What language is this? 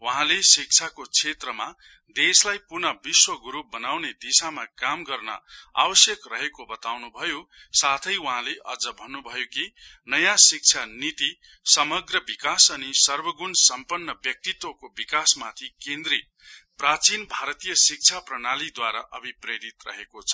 Nepali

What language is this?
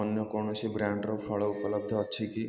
Odia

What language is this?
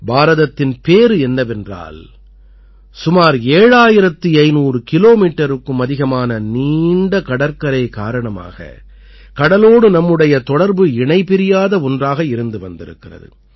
Tamil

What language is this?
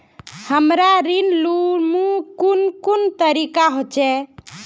Magahi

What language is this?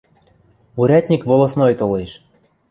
Western Mari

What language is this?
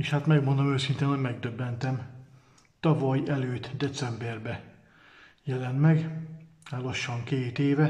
Hungarian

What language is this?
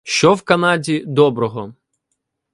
Ukrainian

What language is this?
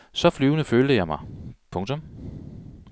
Danish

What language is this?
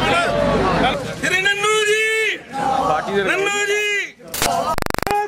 Arabic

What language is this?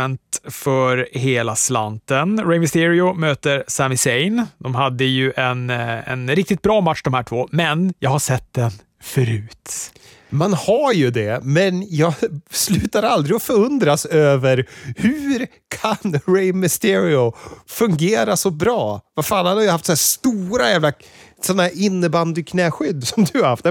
Swedish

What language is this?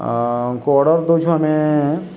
Odia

